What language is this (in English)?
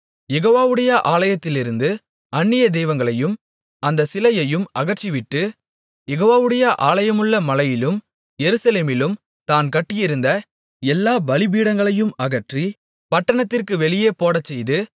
Tamil